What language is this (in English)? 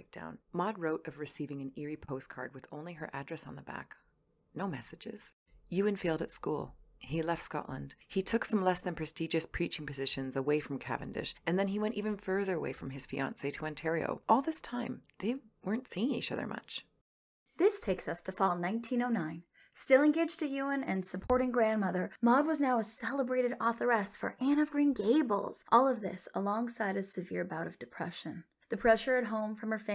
English